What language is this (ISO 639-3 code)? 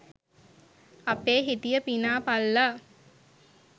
sin